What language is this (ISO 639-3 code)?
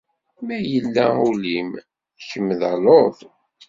kab